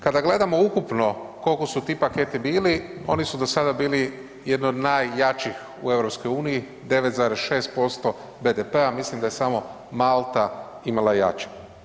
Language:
Croatian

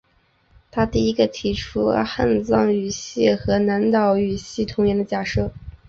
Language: Chinese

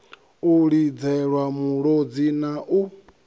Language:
Venda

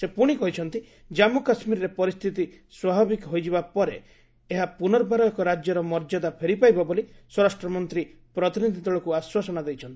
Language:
Odia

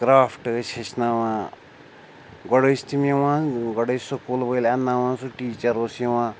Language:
Kashmiri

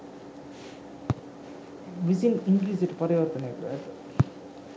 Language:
Sinhala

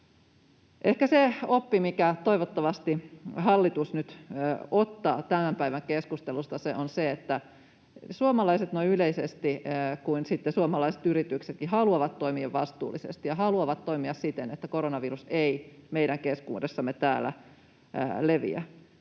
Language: Finnish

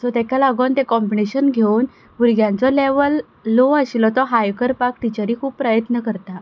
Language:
Konkani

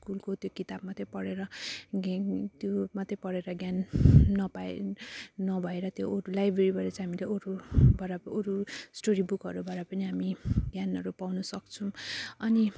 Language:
Nepali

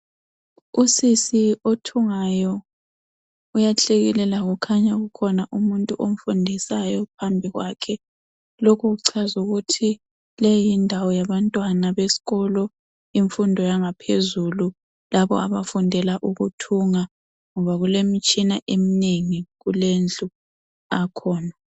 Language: North Ndebele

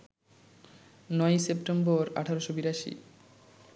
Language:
Bangla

